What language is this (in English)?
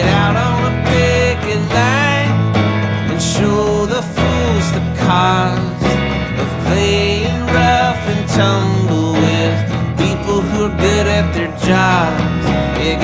English